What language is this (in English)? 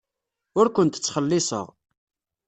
Kabyle